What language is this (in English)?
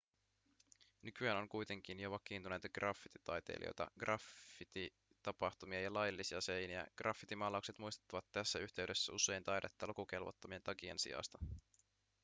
Finnish